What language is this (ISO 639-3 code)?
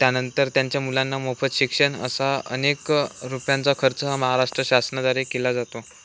mar